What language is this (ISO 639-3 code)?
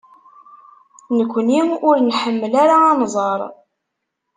kab